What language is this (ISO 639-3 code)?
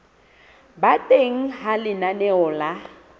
sot